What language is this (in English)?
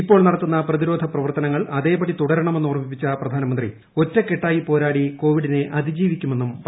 Malayalam